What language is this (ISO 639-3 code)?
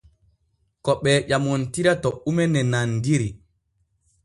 fue